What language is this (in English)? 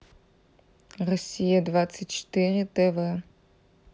Russian